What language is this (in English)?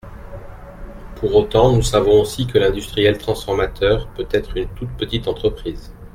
French